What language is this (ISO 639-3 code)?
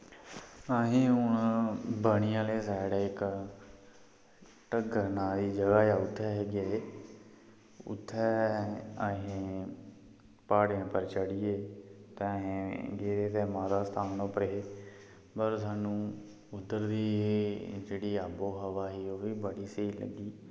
doi